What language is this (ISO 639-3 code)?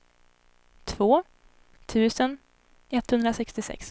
swe